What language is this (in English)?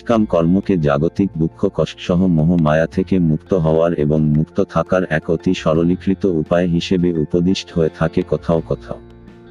Bangla